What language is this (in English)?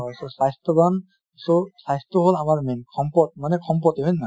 Assamese